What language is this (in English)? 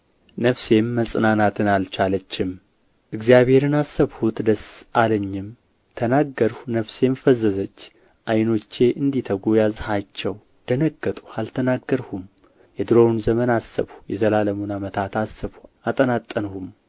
Amharic